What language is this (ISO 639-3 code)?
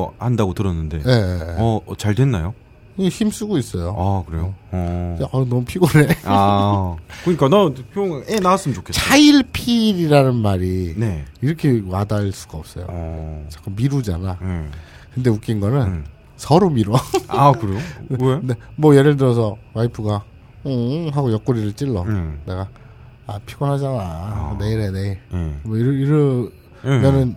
kor